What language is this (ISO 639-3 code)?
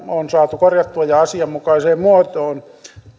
fin